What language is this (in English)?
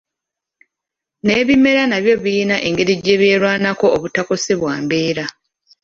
Ganda